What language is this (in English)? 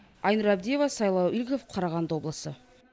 Kazakh